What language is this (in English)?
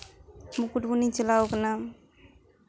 Santali